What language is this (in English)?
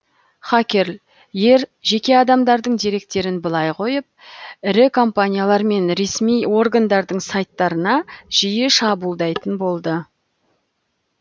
Kazakh